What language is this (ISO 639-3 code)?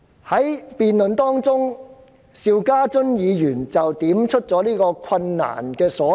yue